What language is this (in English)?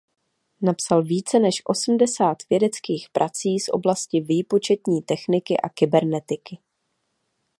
Czech